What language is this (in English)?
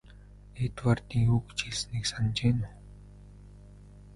Mongolian